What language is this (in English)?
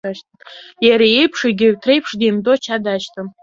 Abkhazian